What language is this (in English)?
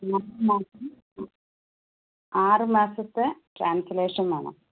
Malayalam